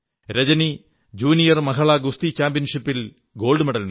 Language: Malayalam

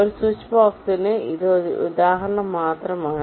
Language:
Malayalam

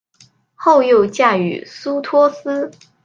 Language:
Chinese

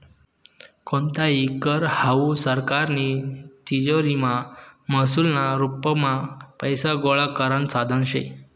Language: Marathi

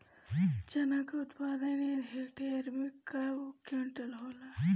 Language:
Bhojpuri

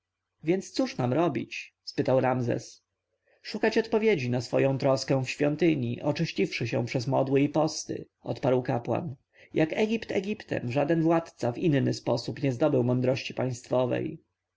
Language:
Polish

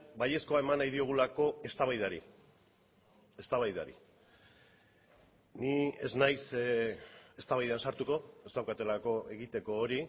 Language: Basque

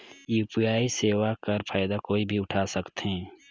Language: Chhattisgarhi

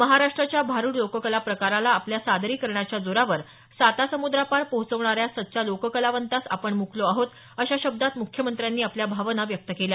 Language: Marathi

